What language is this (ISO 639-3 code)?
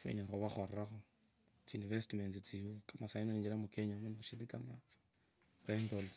lkb